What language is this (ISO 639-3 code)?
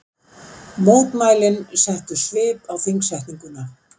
isl